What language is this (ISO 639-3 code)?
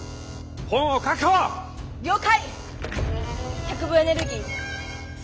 jpn